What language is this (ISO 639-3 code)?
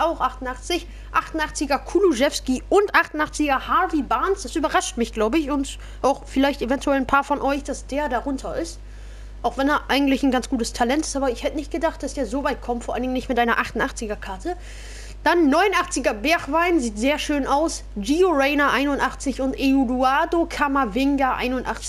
deu